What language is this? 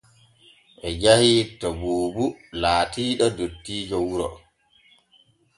Borgu Fulfulde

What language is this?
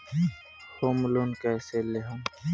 Bhojpuri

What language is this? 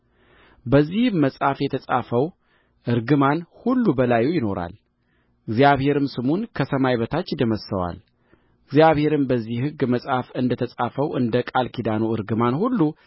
Amharic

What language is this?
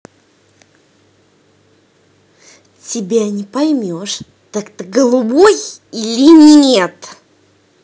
Russian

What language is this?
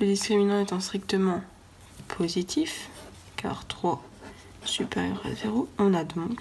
French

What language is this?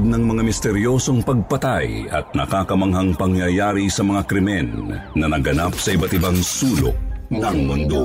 Filipino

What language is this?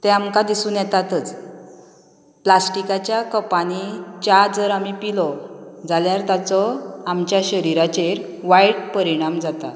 Konkani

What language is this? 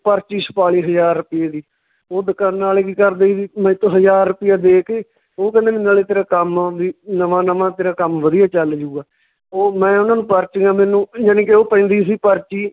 Punjabi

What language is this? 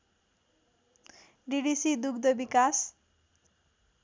Nepali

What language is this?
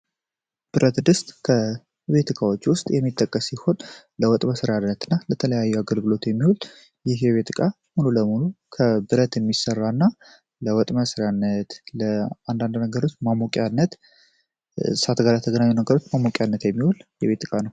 Amharic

